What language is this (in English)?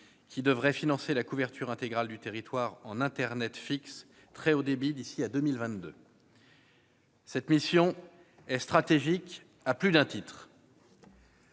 French